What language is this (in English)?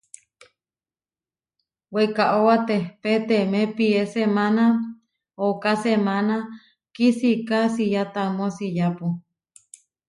Huarijio